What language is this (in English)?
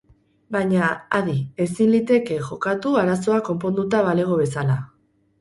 Basque